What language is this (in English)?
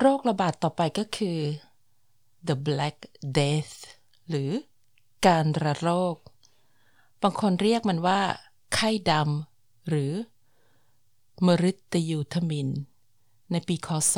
Thai